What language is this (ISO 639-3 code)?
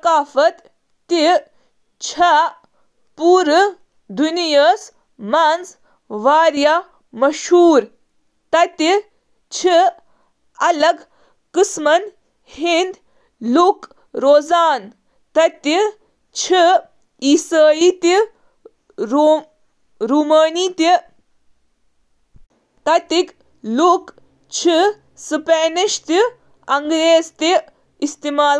kas